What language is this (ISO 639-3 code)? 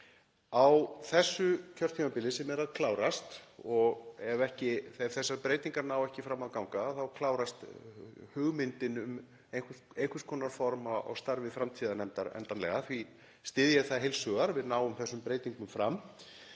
isl